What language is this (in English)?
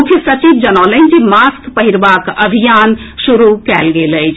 Maithili